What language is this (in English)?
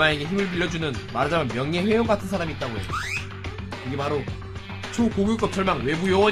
Korean